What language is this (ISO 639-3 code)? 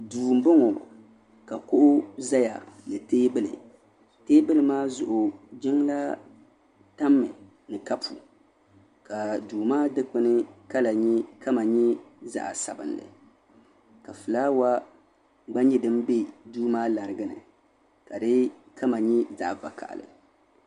dag